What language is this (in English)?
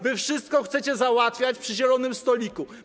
Polish